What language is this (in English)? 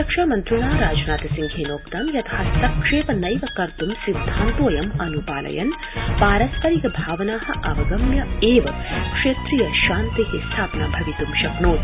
Sanskrit